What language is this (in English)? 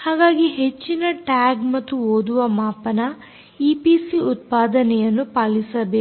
Kannada